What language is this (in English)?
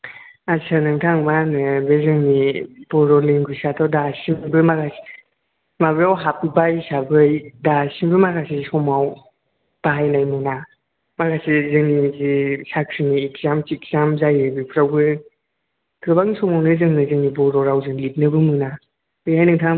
Bodo